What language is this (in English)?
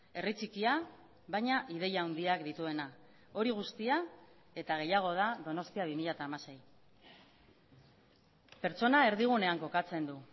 Basque